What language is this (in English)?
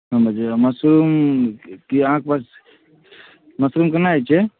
Maithili